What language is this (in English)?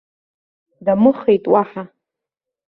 Abkhazian